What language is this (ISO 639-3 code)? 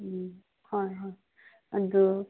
mni